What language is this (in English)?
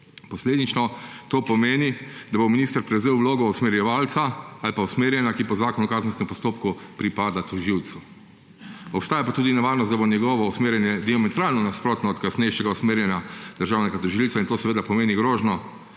Slovenian